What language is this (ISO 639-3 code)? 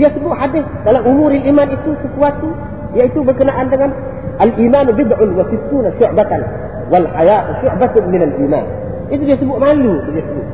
msa